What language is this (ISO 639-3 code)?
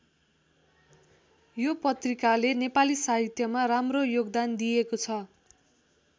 nep